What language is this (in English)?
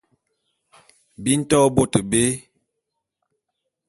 Bulu